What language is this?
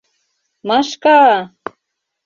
Mari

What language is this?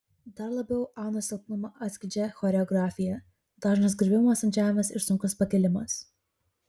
Lithuanian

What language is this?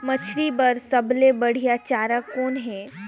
Chhattisgarhi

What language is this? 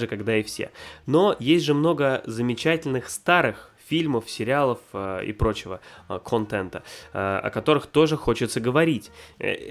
Russian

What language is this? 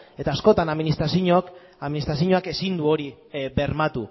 Basque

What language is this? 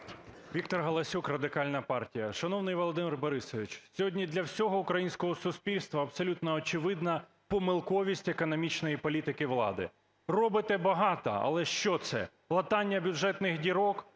Ukrainian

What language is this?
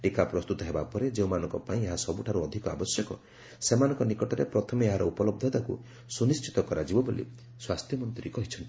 Odia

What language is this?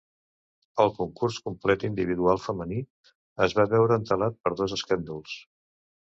Catalan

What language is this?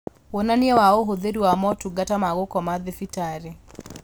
Kikuyu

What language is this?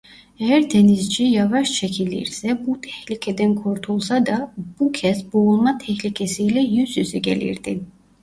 Turkish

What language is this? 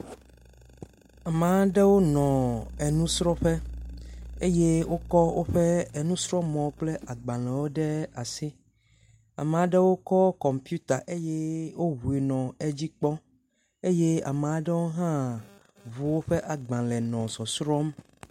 Ewe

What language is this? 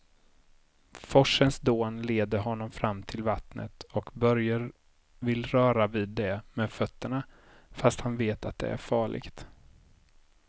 Swedish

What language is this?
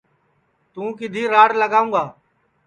Sansi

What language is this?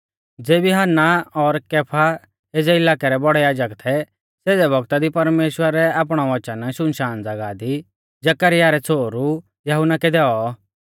Mahasu Pahari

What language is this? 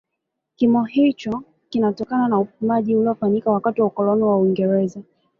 Swahili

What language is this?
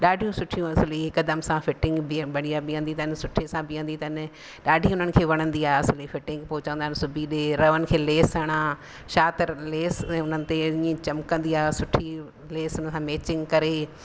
Sindhi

